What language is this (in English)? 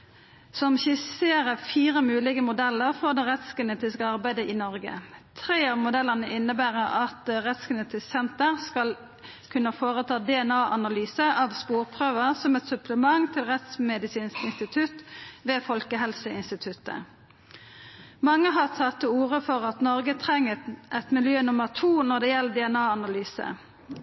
Norwegian Nynorsk